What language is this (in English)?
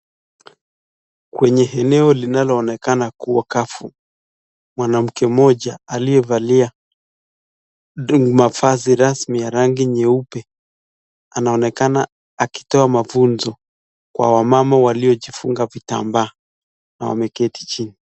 Swahili